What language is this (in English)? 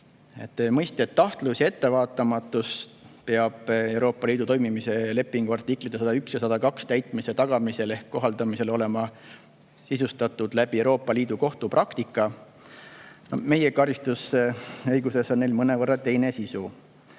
Estonian